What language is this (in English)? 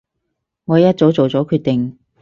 Cantonese